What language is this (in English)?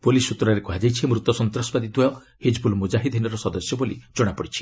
Odia